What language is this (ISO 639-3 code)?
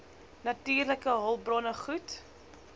afr